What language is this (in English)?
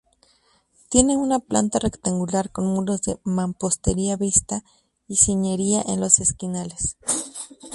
Spanish